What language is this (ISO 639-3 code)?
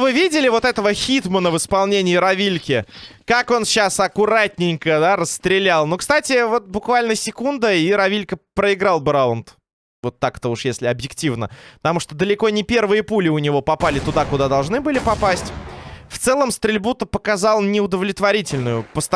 rus